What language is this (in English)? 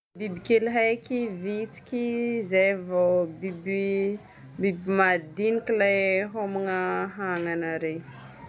Northern Betsimisaraka Malagasy